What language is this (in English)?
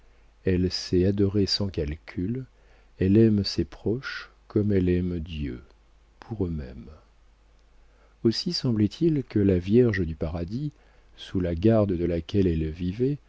French